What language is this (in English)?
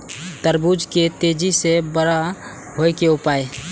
Maithili